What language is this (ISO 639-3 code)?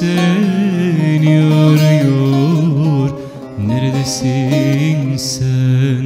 tur